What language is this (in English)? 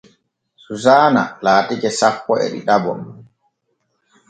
Borgu Fulfulde